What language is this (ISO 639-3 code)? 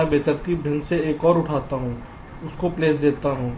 hin